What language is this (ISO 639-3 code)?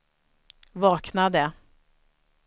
swe